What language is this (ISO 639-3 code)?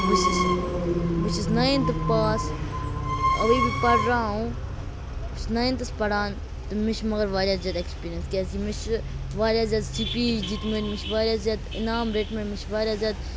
kas